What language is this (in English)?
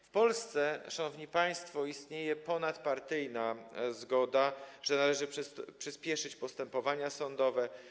Polish